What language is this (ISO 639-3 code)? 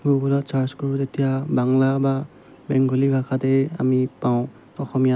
asm